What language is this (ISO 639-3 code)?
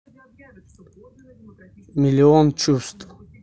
rus